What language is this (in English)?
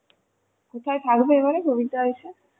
Bangla